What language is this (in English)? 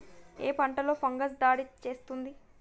Telugu